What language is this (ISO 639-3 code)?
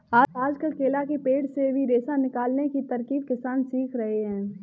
hin